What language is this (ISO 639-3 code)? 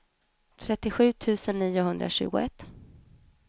swe